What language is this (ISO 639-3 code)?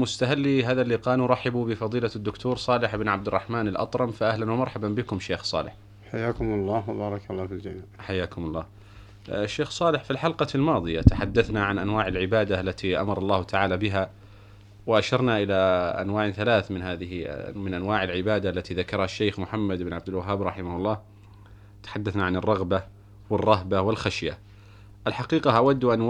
ara